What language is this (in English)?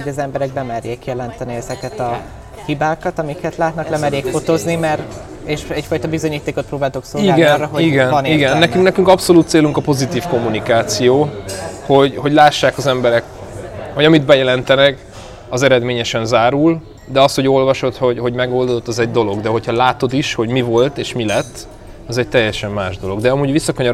Hungarian